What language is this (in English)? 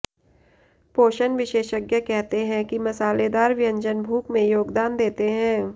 Hindi